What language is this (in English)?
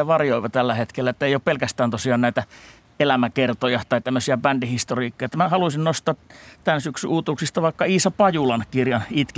Finnish